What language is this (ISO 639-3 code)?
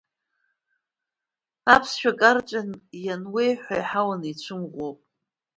abk